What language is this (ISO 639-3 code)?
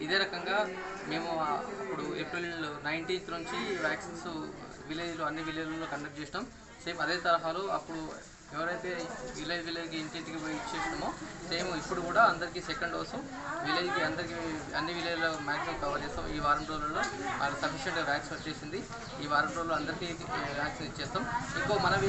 hin